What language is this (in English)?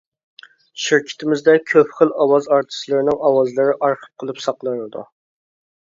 Uyghur